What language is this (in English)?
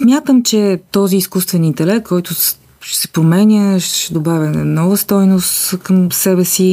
Bulgarian